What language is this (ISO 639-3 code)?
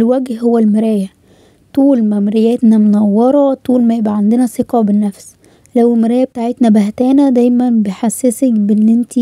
ara